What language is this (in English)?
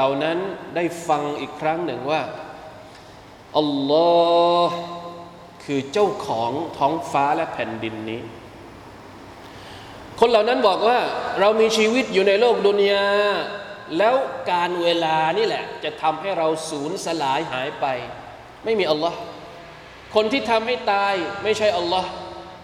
Thai